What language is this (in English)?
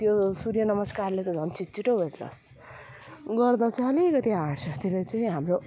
Nepali